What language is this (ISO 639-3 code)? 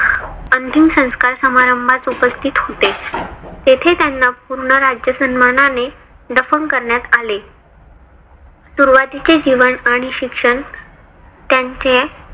mar